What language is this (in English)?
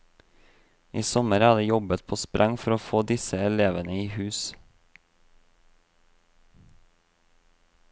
Norwegian